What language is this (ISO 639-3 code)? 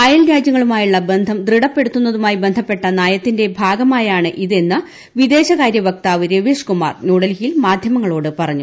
mal